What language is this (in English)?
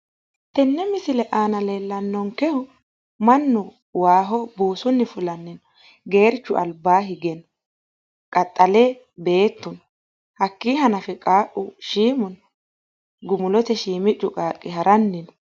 Sidamo